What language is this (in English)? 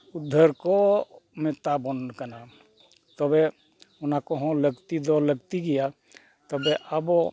Santali